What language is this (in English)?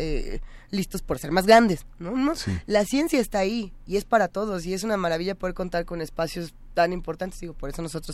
Spanish